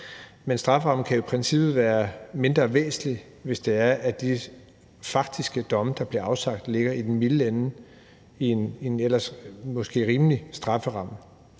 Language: Danish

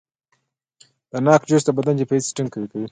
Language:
Pashto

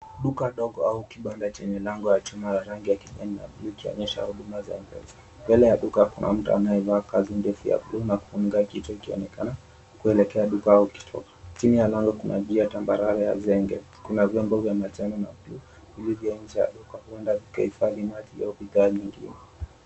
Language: Swahili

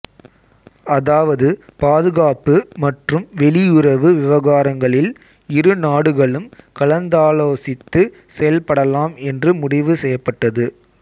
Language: Tamil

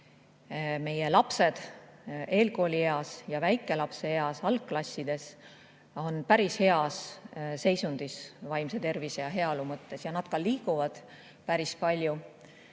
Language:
Estonian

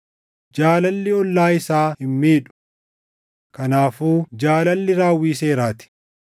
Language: Oromo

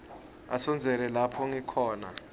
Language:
Swati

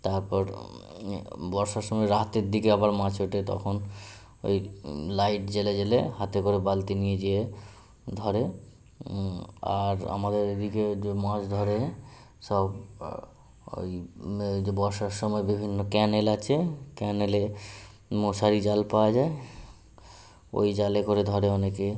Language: Bangla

